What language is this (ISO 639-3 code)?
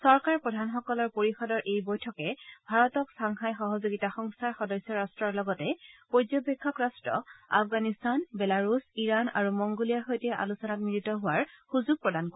asm